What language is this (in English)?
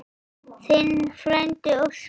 Icelandic